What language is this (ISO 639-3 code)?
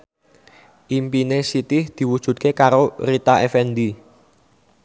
jav